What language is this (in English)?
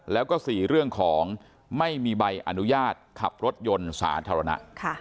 Thai